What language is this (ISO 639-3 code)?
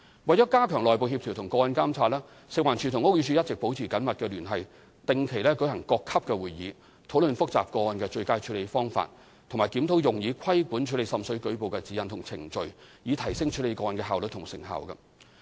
yue